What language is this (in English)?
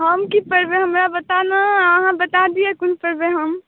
Maithili